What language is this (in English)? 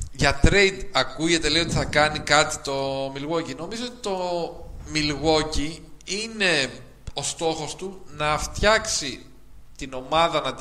Greek